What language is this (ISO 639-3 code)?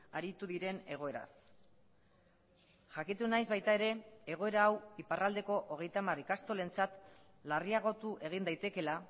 eus